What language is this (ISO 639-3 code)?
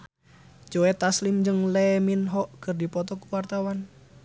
sun